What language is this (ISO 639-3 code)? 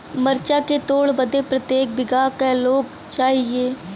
bho